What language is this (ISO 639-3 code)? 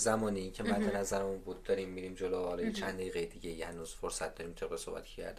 fas